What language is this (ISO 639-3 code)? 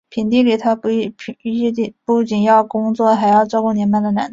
zho